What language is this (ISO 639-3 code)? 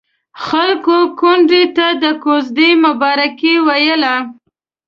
pus